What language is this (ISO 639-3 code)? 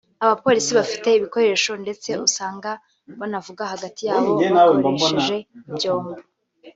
kin